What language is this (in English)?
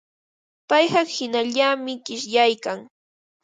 Ambo-Pasco Quechua